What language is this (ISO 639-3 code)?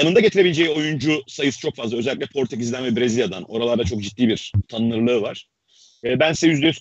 tur